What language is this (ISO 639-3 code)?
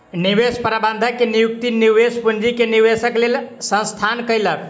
mai